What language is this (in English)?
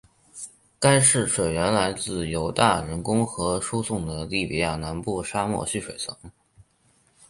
Chinese